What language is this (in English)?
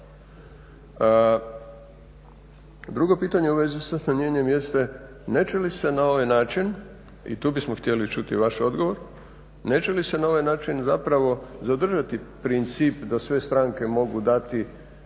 Croatian